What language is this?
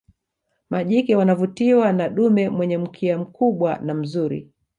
Swahili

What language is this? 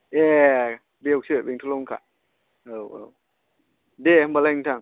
Bodo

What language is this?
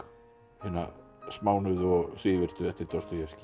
Icelandic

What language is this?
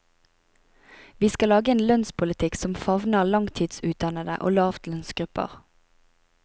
Norwegian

